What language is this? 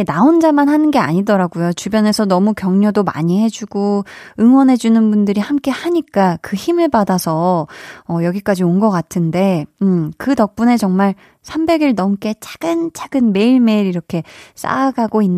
Korean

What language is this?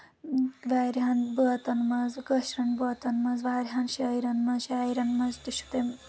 Kashmiri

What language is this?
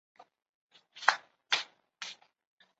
Chinese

